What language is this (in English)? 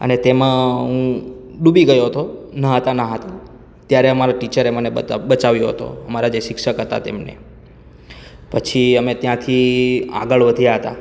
Gujarati